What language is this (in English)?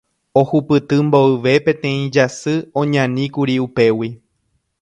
Guarani